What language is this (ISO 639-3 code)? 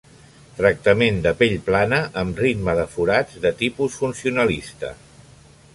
cat